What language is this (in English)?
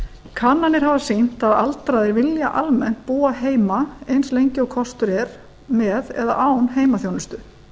Icelandic